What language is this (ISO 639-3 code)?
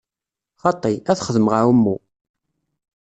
kab